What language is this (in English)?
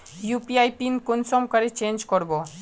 Magahi